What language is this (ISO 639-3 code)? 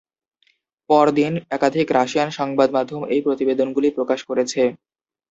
ben